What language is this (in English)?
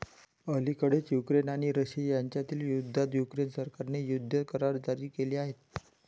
Marathi